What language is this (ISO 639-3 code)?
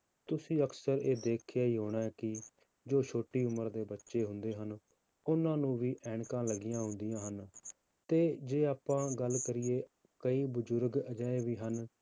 pan